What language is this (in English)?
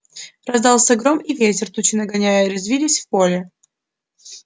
Russian